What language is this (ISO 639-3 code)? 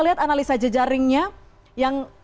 ind